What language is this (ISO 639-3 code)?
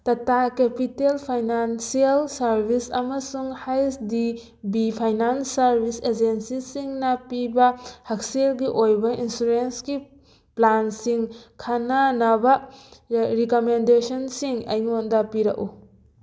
mni